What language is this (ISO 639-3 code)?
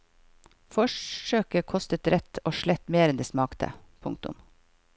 nor